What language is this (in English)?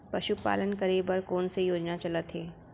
Chhattisgarhi